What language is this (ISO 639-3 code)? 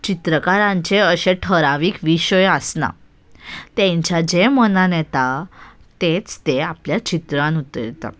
kok